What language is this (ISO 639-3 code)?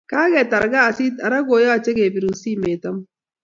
kln